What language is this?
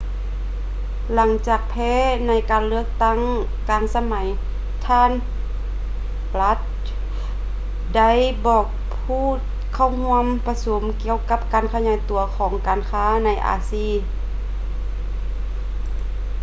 Lao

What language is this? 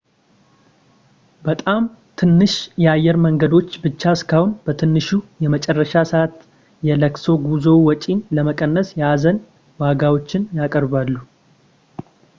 Amharic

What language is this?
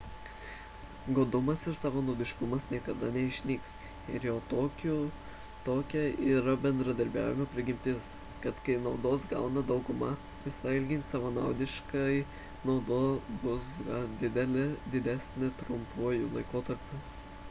Lithuanian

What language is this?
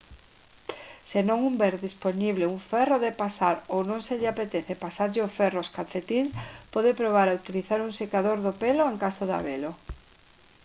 Galician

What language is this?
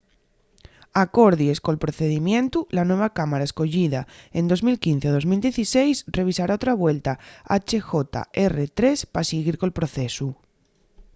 Asturian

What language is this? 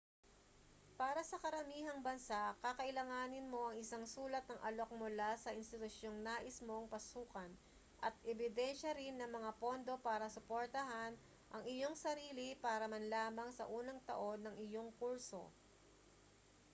Filipino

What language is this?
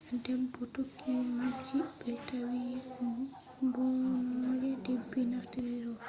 Fula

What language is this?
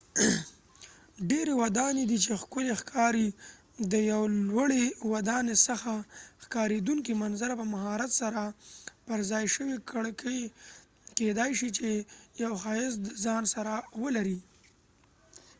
Pashto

